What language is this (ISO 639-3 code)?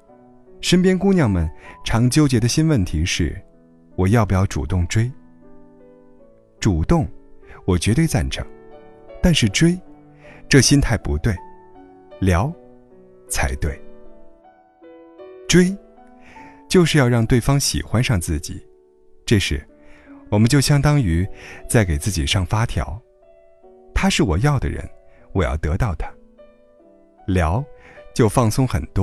zho